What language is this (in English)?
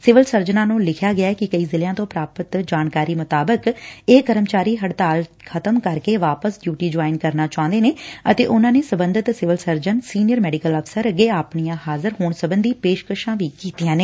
Punjabi